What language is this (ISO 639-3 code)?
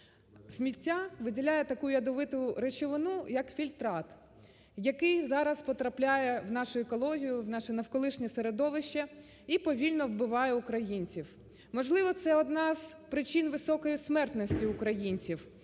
ukr